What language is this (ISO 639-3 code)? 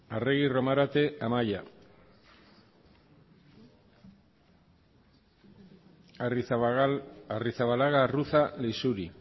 eus